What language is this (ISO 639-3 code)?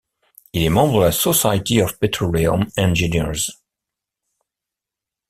fra